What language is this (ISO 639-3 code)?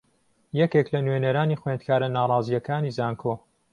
ckb